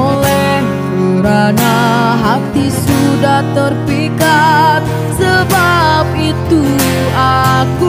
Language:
Indonesian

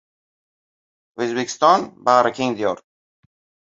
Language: Uzbek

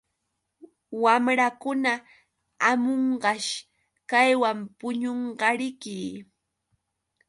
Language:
Yauyos Quechua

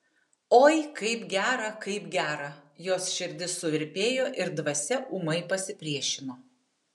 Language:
Lithuanian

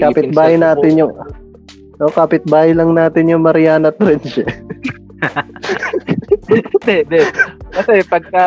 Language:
Filipino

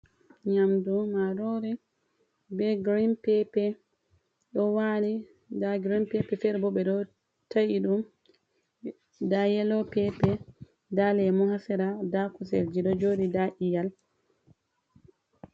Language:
Fula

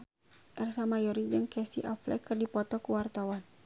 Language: Sundanese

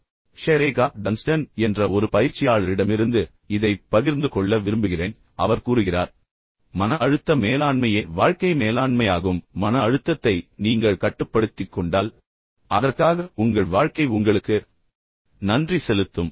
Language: Tamil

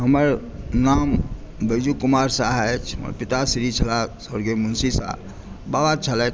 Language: Maithili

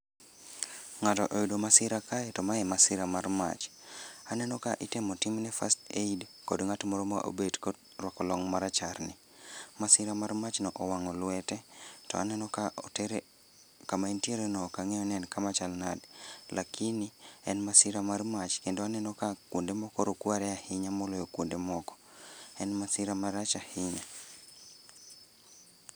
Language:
Luo (Kenya and Tanzania)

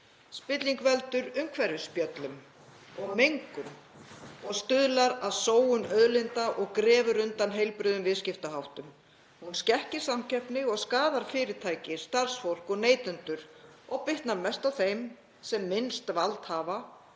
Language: Icelandic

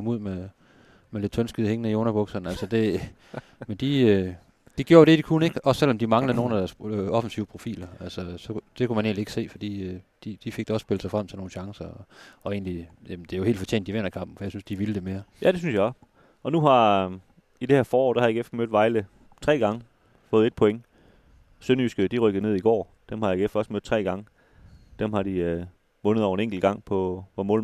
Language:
Danish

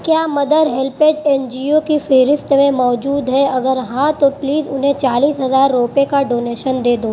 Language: Urdu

